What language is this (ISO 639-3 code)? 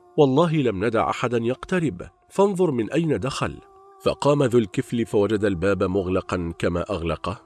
ara